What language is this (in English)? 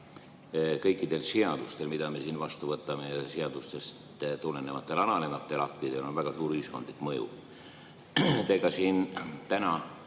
Estonian